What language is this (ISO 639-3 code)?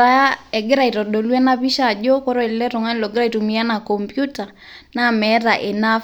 mas